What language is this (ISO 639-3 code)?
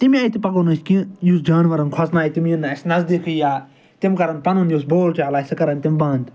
kas